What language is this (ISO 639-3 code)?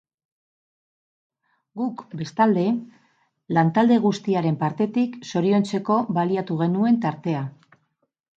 eus